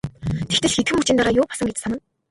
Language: Mongolian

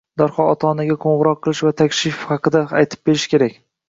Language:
Uzbek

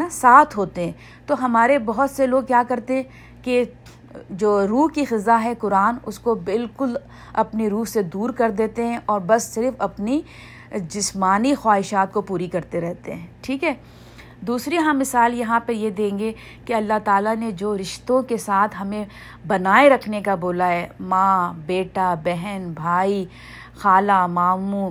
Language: Urdu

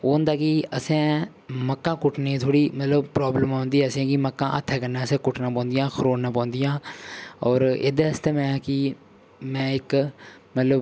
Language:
Dogri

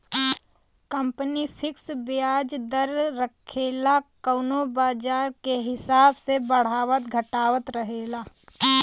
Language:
Bhojpuri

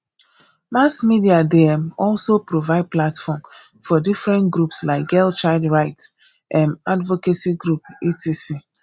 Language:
Nigerian Pidgin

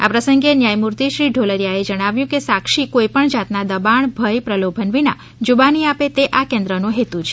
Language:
Gujarati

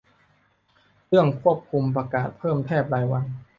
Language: Thai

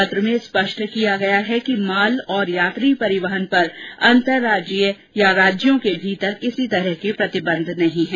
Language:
Hindi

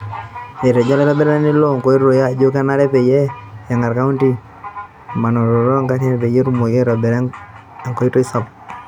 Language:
Masai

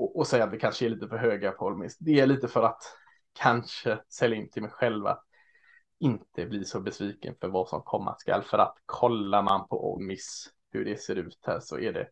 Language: Swedish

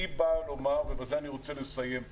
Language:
Hebrew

